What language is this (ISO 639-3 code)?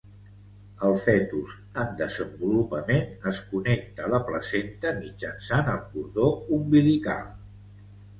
cat